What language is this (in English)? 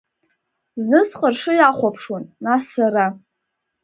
Abkhazian